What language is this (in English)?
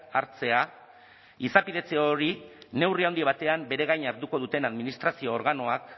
Basque